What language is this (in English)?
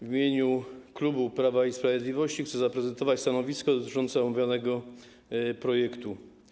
Polish